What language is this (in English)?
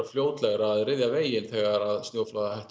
Icelandic